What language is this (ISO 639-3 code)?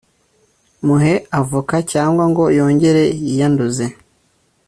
kin